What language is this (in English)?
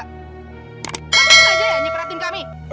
Indonesian